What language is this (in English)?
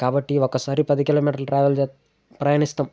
Telugu